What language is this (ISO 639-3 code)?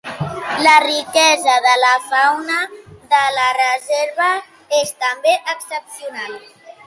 cat